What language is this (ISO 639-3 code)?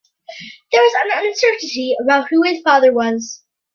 eng